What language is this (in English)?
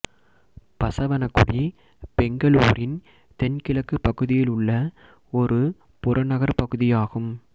Tamil